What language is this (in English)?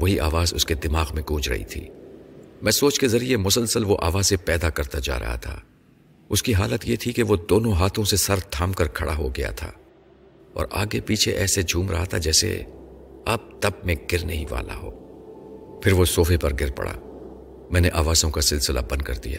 Urdu